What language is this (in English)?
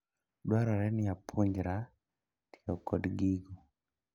Luo (Kenya and Tanzania)